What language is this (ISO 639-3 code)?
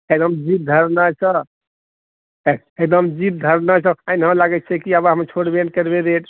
mai